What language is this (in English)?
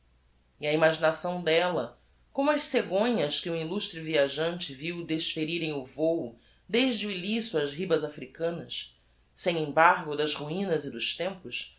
Portuguese